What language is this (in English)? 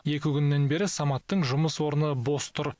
Kazakh